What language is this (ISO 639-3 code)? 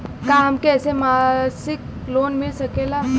bho